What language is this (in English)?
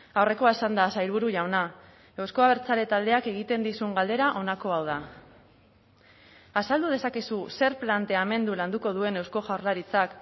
Basque